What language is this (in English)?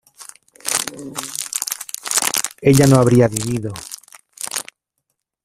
Spanish